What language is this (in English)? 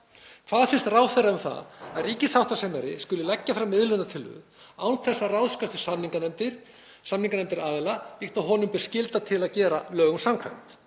Icelandic